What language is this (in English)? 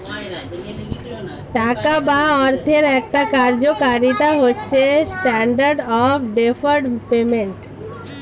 Bangla